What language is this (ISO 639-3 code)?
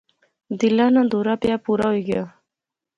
phr